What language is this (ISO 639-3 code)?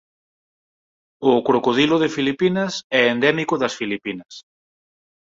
glg